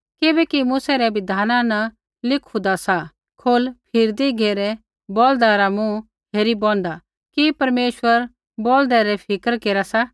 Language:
Kullu Pahari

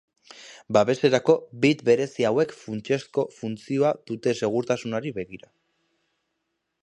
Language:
Basque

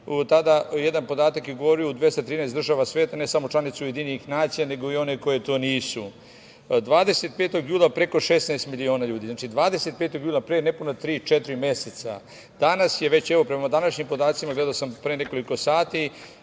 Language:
Serbian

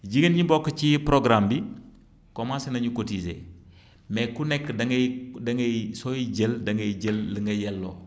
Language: Wolof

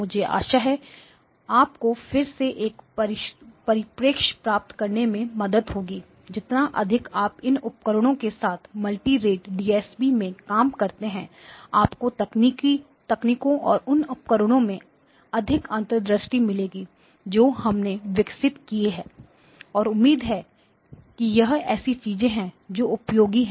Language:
Hindi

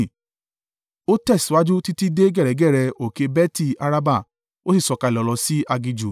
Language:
Yoruba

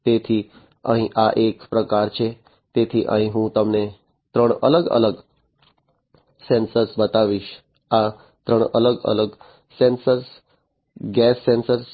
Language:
Gujarati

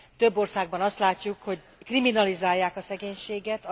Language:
Hungarian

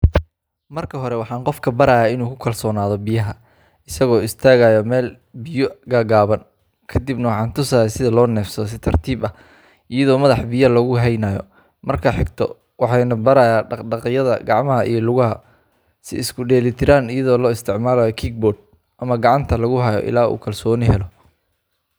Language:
Somali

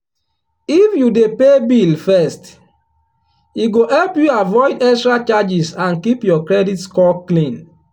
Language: Nigerian Pidgin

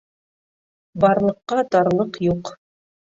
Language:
Bashkir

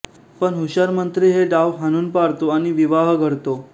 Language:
Marathi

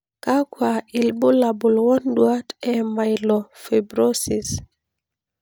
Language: Masai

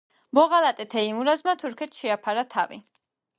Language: Georgian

